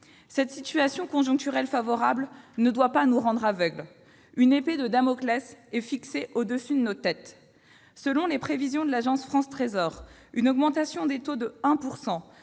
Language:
French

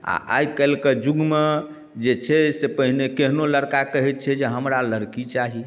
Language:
Maithili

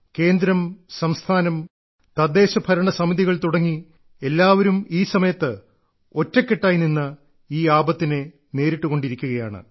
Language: Malayalam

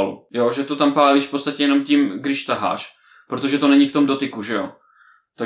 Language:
Czech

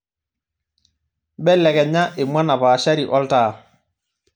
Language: Masai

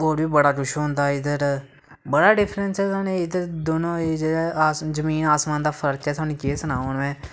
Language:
Dogri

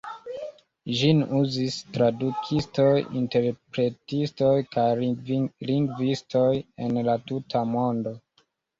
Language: Esperanto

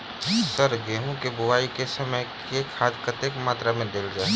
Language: Maithili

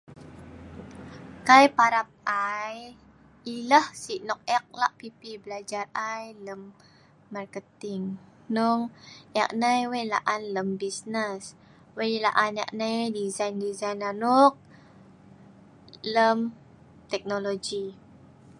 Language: Sa'ban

